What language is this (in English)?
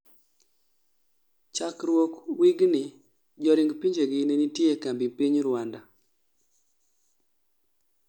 Luo (Kenya and Tanzania)